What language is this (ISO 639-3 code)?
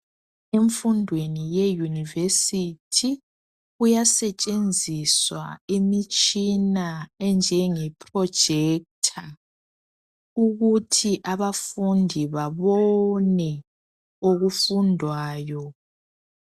nde